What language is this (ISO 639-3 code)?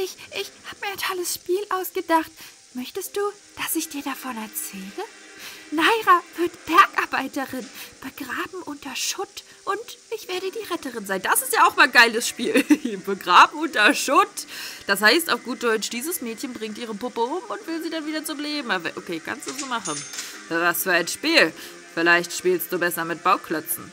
deu